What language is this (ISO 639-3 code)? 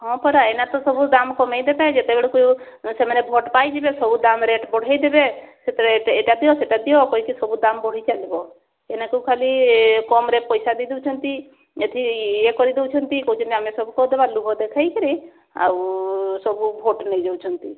ori